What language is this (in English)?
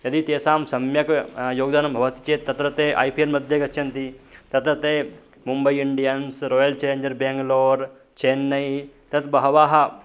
Sanskrit